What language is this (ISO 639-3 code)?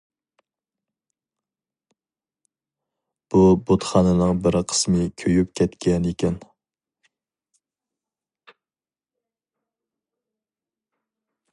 uig